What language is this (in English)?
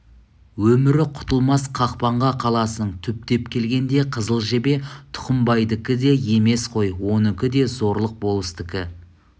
Kazakh